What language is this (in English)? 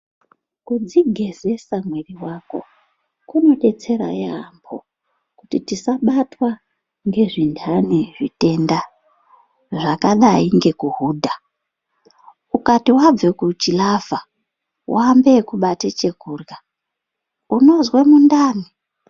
Ndau